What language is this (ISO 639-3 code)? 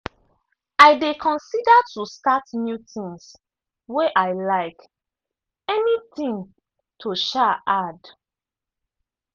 pcm